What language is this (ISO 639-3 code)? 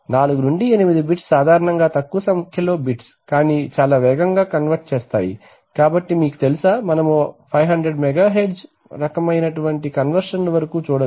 tel